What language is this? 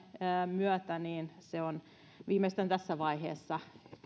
Finnish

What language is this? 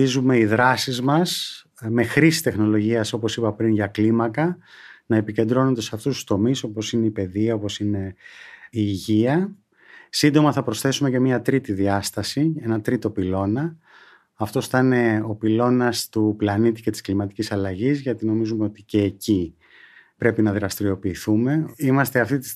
Greek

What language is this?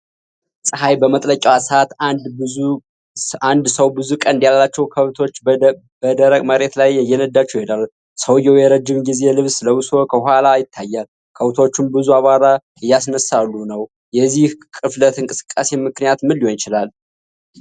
Amharic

